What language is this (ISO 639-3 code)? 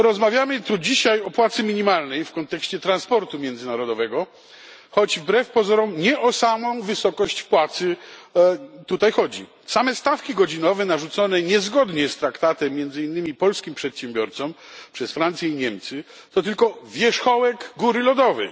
pol